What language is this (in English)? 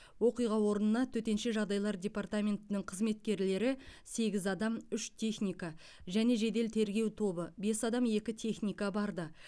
Kazakh